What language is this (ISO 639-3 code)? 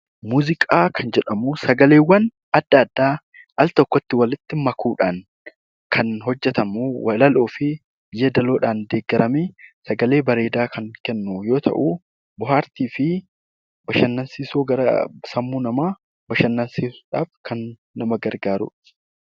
orm